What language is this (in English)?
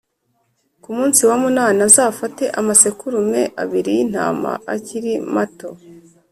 Kinyarwanda